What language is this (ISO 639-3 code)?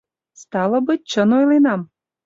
chm